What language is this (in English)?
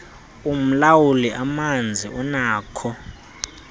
Xhosa